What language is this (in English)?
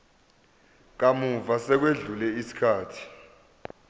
Zulu